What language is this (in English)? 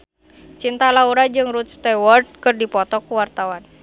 Sundanese